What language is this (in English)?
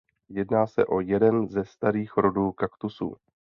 Czech